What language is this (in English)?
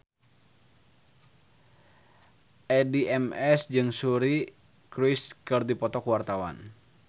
Sundanese